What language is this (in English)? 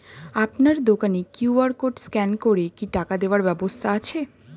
Bangla